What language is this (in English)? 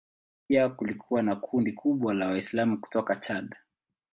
Swahili